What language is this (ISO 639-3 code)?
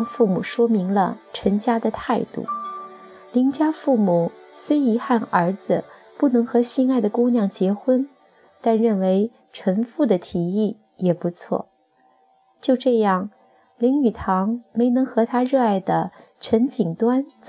zho